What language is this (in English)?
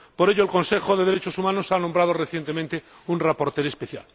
Spanish